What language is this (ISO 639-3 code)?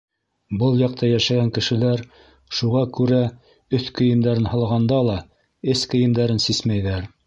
bak